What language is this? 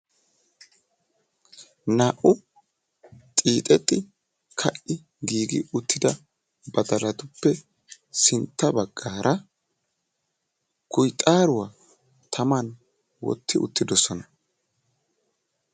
Wolaytta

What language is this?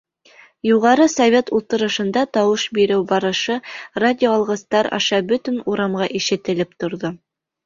Bashkir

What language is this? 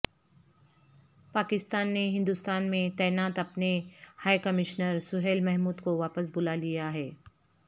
Urdu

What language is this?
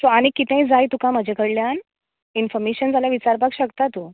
Konkani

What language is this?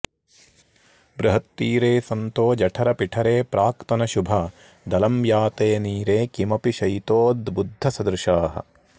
Sanskrit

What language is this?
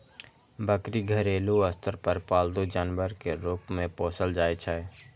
Maithili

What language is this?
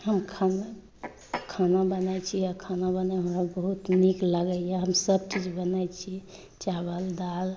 Maithili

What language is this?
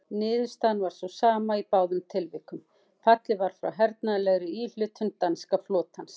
Icelandic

